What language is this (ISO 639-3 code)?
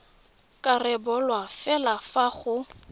tsn